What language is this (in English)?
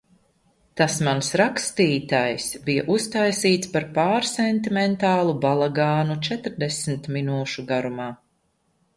Latvian